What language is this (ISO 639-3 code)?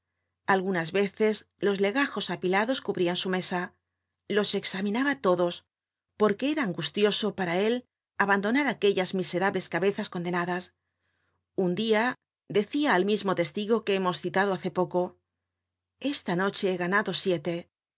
spa